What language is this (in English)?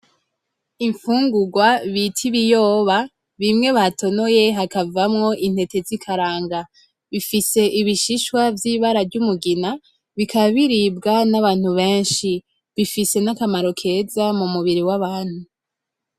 Rundi